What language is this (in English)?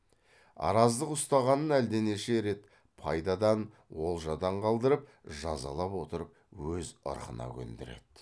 Kazakh